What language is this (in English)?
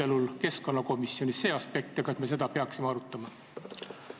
Estonian